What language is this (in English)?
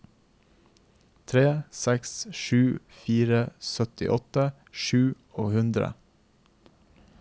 Norwegian